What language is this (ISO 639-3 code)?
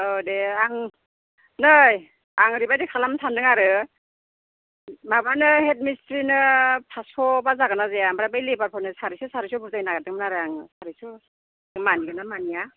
brx